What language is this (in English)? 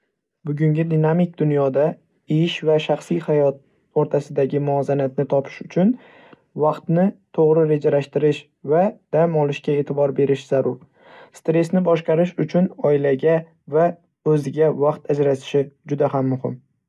Uzbek